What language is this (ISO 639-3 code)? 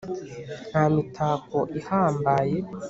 kin